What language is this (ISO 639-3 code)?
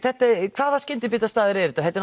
isl